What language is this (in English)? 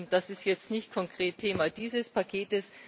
German